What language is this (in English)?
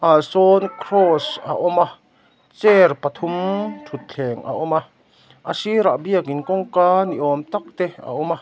Mizo